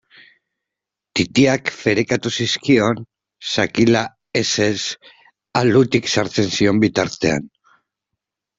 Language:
Basque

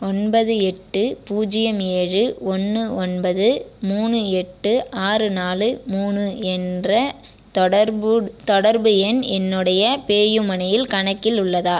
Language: Tamil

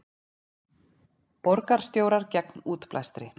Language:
Icelandic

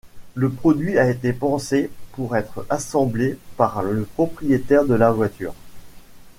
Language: French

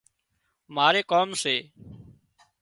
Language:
Wadiyara Koli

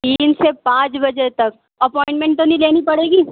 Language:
Urdu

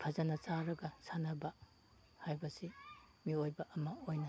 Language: Manipuri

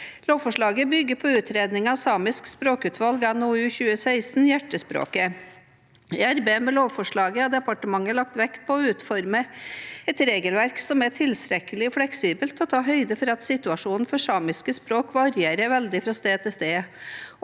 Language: Norwegian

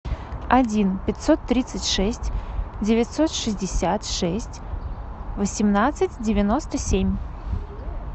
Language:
Russian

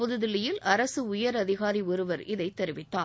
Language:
Tamil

